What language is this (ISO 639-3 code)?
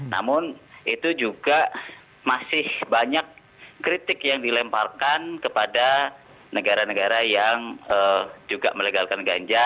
ind